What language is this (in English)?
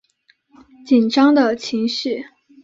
Chinese